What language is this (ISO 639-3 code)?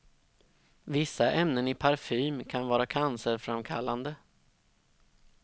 swe